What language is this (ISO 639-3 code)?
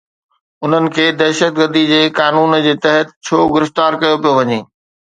snd